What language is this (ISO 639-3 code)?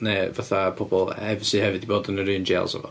cym